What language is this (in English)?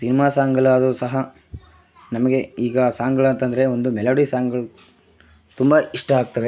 Kannada